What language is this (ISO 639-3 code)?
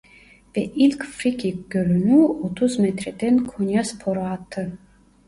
tur